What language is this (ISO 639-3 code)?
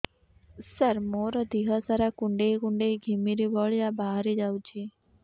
ori